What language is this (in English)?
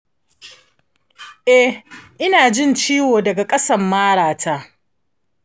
Hausa